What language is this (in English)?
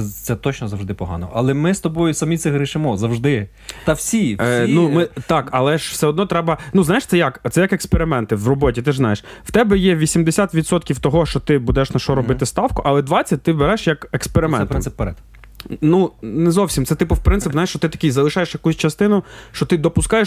Ukrainian